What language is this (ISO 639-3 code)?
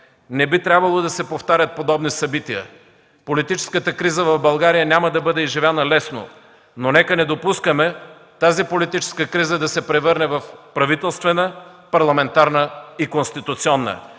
bul